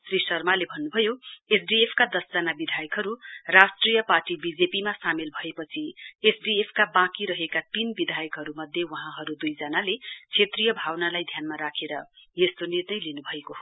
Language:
Nepali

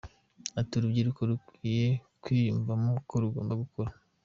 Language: Kinyarwanda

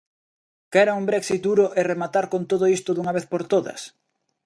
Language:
Galician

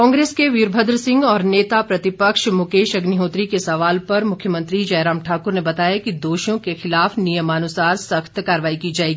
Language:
Hindi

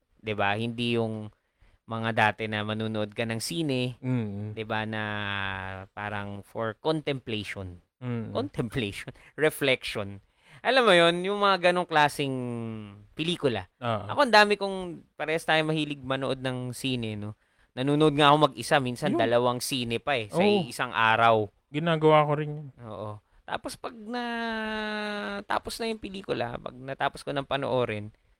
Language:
Filipino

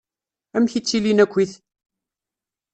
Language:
Kabyle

